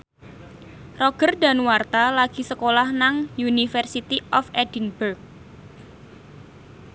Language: Javanese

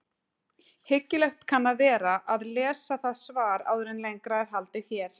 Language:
Icelandic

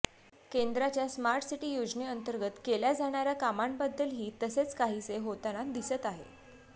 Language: Marathi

